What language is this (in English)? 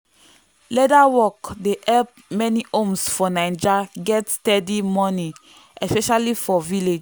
Nigerian Pidgin